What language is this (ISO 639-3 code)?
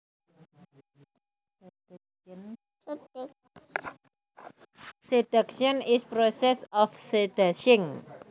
jav